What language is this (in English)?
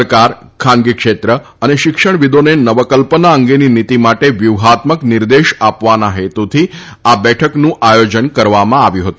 Gujarati